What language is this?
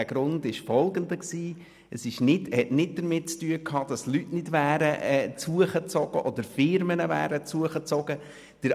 Swiss German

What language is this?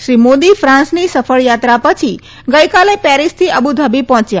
Gujarati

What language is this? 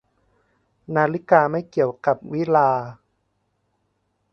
Thai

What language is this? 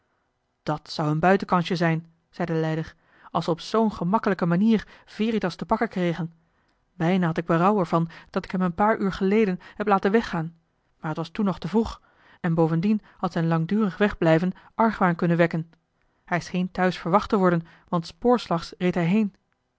Dutch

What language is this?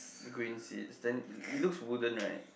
English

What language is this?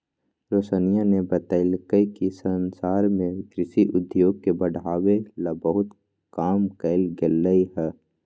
Magahi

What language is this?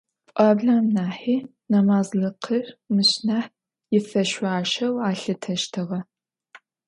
Adyghe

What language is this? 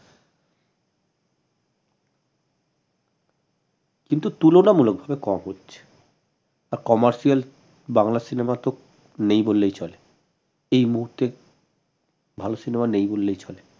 Bangla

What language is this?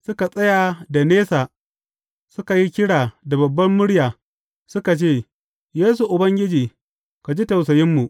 Hausa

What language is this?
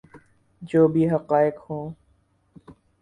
Urdu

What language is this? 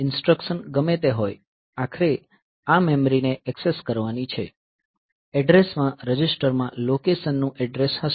Gujarati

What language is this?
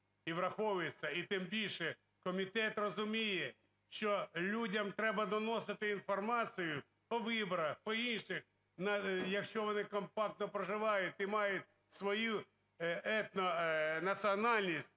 Ukrainian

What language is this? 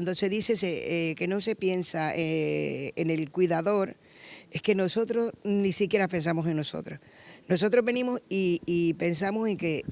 Spanish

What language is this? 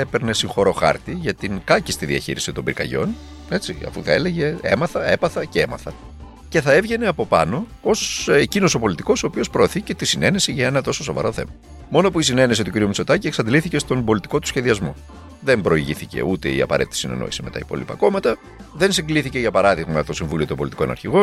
Greek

